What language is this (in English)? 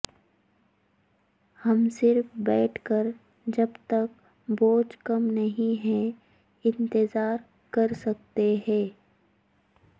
Urdu